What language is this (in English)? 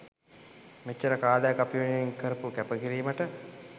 Sinhala